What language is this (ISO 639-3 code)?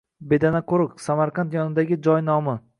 uzb